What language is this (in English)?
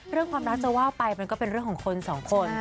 Thai